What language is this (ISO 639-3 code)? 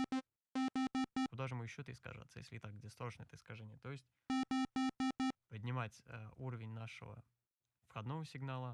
rus